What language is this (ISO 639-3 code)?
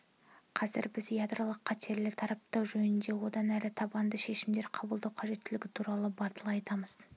kaz